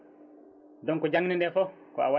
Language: Fula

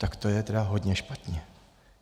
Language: Czech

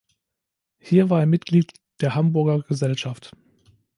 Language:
German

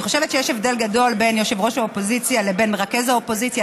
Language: Hebrew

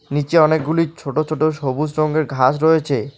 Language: Bangla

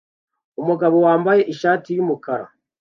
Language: Kinyarwanda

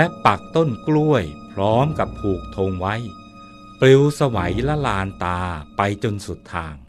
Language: Thai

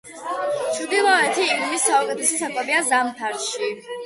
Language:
Georgian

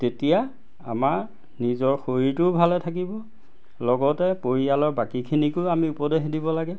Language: Assamese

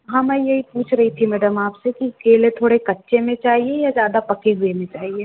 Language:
Hindi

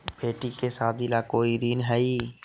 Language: Magahi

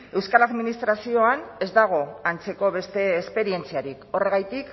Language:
Basque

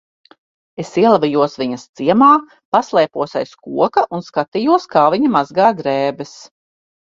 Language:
Latvian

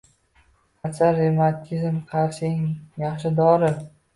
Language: Uzbek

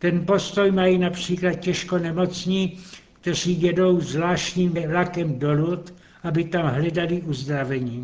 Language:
Czech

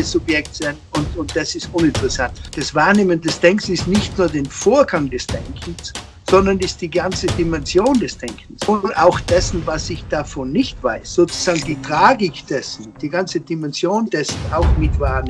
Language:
German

